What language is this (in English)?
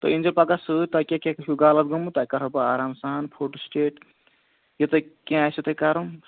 Kashmiri